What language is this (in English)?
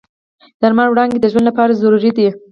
Pashto